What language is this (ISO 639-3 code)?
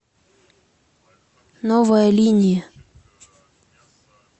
rus